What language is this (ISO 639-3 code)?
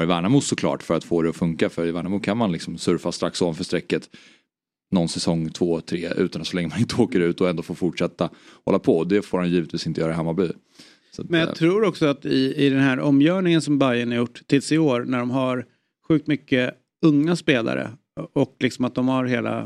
swe